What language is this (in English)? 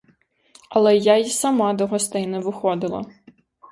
Ukrainian